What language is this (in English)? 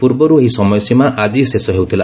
Odia